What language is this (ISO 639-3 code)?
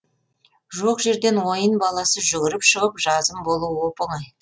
kaz